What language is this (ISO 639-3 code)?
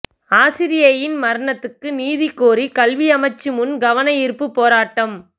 tam